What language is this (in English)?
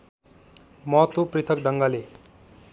Nepali